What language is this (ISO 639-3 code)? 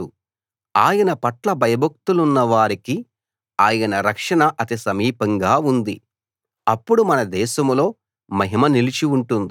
tel